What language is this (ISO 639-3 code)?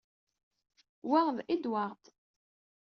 kab